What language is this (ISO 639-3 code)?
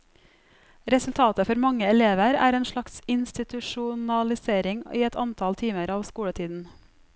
nor